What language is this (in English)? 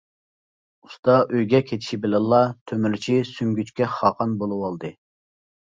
Uyghur